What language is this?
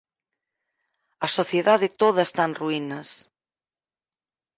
Galician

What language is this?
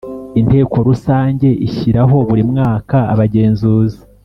Kinyarwanda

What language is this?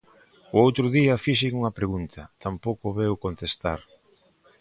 Galician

